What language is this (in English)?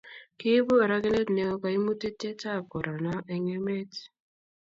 Kalenjin